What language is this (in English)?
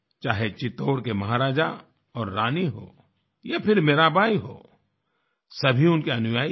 Hindi